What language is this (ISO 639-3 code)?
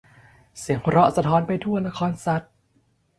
tha